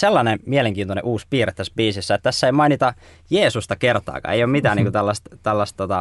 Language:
Finnish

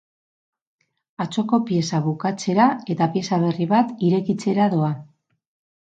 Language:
Basque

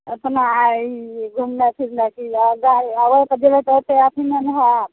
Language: Maithili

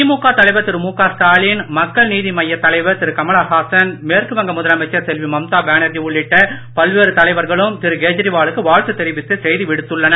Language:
Tamil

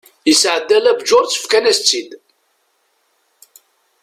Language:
Kabyle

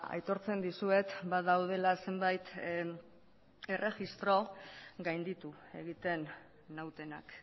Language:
Basque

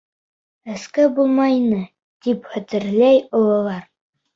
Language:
Bashkir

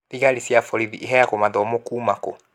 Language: Kikuyu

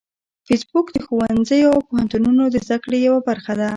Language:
Pashto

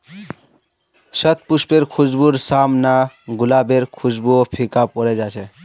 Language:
Magahi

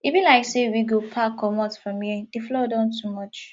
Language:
Nigerian Pidgin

